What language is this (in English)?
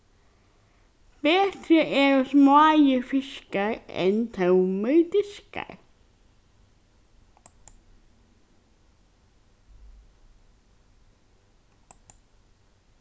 Faroese